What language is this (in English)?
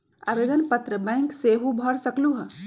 Magahi